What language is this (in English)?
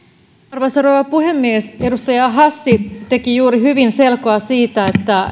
Finnish